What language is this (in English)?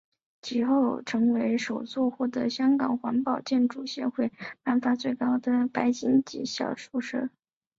Chinese